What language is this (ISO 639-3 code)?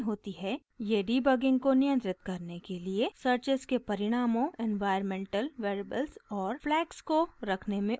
hin